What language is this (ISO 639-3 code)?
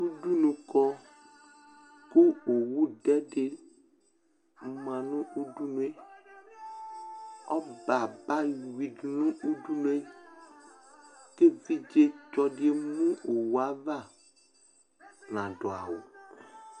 kpo